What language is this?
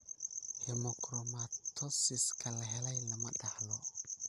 Somali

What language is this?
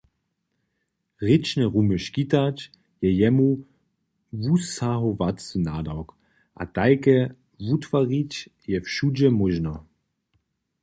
Upper Sorbian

